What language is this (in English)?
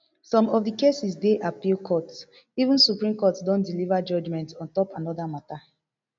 Nigerian Pidgin